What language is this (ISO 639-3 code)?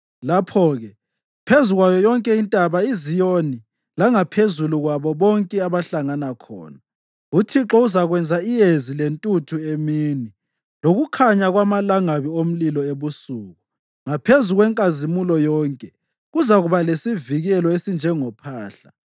nde